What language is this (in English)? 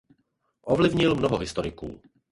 Czech